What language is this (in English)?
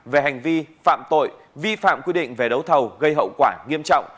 Vietnamese